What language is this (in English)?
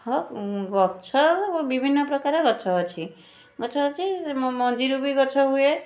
Odia